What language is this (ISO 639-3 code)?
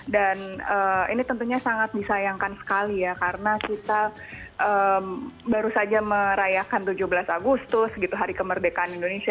ind